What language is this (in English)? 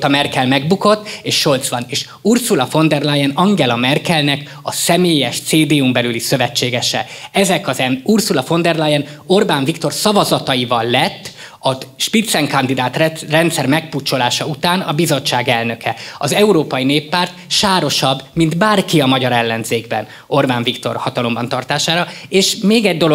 Hungarian